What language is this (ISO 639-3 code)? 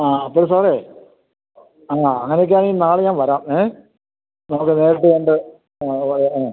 mal